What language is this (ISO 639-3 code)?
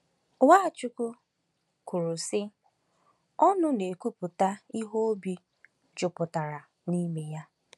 ibo